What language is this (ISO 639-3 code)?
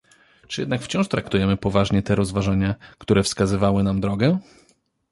pol